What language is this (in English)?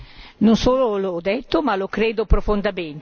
Italian